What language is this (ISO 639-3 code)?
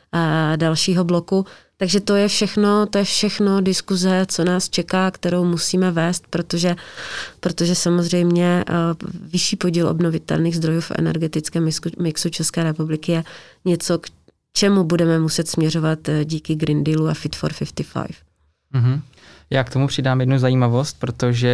ces